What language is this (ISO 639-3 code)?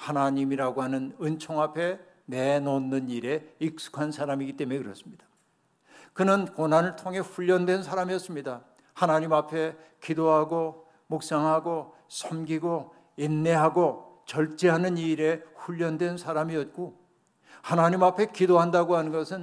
kor